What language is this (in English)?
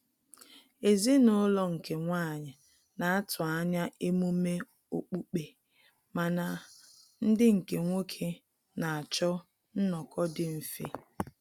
Igbo